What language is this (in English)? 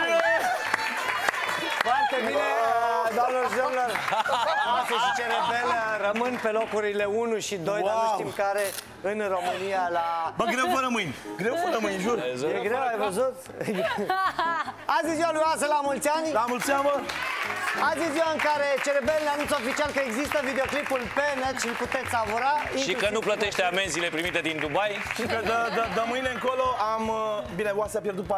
Romanian